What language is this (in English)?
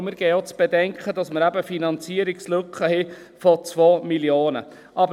Swiss German